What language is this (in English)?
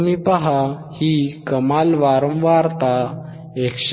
Marathi